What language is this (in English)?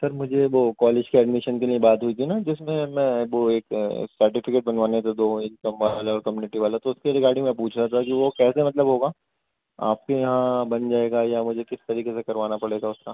Urdu